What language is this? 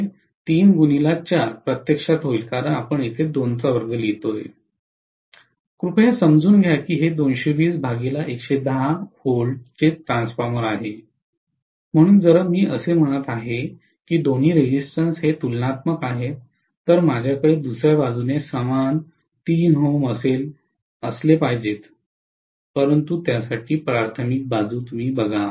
Marathi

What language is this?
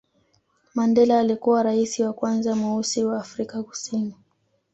Swahili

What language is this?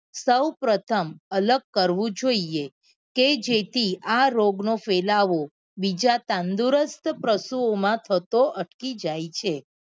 Gujarati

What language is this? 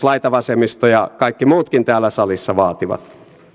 Finnish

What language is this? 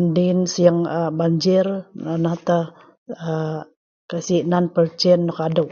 Sa'ban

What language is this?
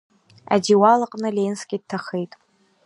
Abkhazian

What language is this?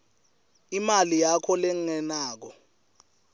Swati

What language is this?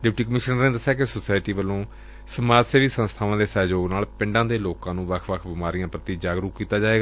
Punjabi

